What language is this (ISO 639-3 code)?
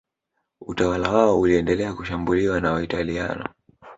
swa